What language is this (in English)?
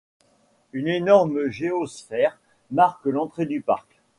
French